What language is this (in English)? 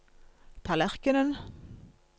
Norwegian